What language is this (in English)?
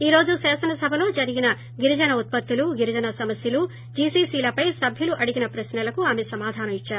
Telugu